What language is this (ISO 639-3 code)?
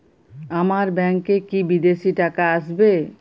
ben